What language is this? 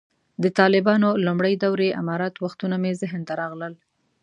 Pashto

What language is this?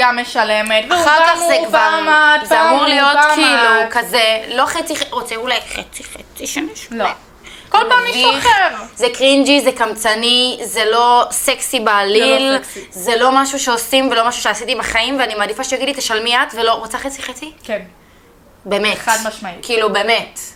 Hebrew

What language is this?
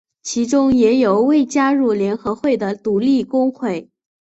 Chinese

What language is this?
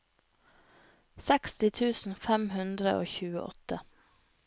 Norwegian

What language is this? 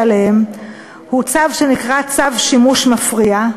Hebrew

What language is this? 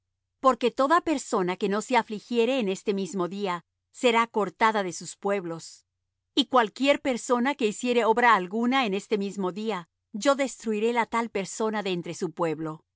Spanish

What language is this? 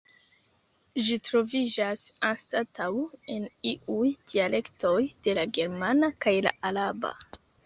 Esperanto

